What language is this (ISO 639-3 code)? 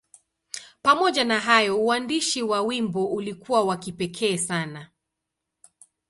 swa